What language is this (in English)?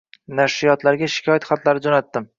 Uzbek